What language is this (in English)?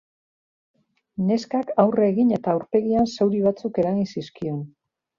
Basque